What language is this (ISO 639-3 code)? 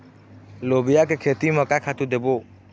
hne